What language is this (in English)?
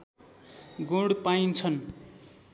Nepali